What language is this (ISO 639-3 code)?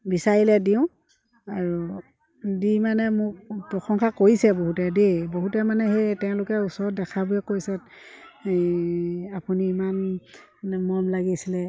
asm